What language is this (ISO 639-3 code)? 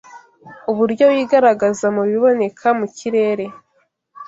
kin